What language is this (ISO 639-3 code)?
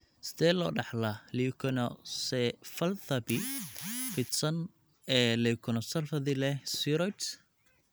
som